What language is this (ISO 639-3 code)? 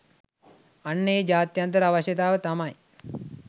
sin